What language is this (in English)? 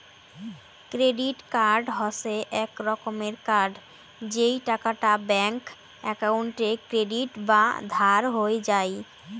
Bangla